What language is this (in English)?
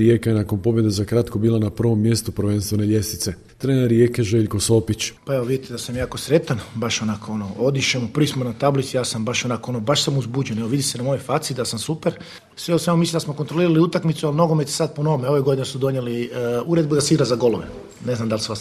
Croatian